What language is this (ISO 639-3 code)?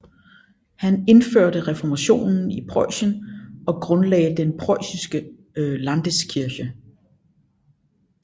dan